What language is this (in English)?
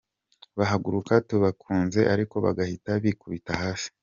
Kinyarwanda